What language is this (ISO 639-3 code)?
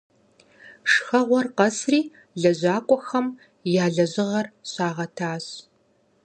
kbd